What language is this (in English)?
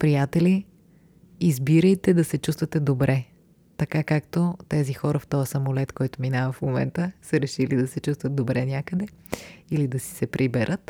Bulgarian